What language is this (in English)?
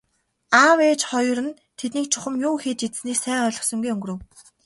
Mongolian